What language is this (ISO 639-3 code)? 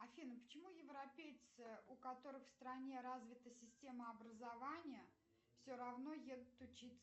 rus